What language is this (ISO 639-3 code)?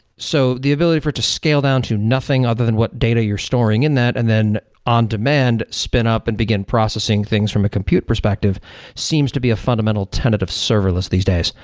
eng